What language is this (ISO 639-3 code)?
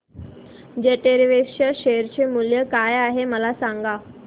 mar